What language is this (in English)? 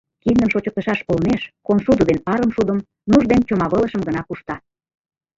Mari